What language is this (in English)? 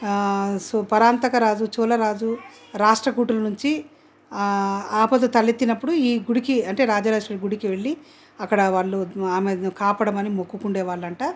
Telugu